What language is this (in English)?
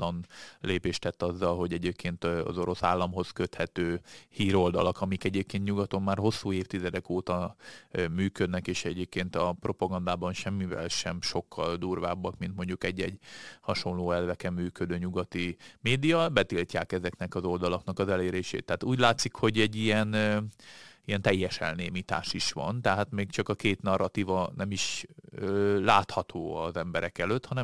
Hungarian